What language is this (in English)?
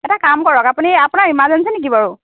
Assamese